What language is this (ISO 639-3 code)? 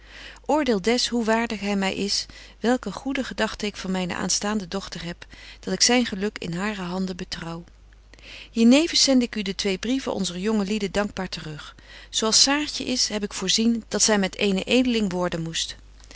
nld